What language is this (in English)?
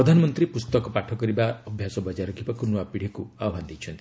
Odia